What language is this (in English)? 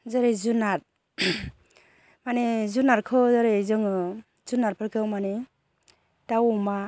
Bodo